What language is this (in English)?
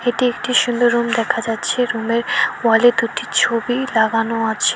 Bangla